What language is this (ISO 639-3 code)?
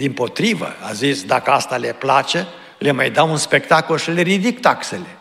ron